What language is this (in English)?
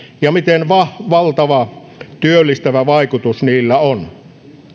Finnish